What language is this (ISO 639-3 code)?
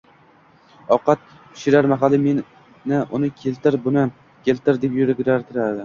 uzb